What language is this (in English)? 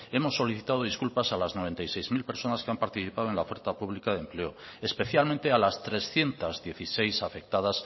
Spanish